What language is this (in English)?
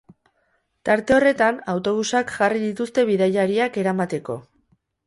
Basque